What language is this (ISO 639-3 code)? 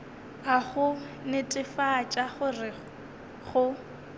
nso